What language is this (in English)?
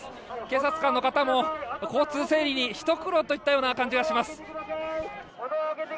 Japanese